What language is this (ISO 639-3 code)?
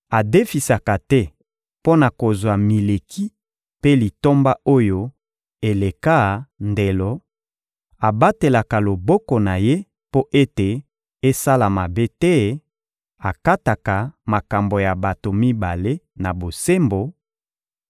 lin